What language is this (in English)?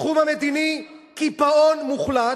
Hebrew